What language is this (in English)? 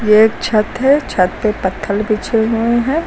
Hindi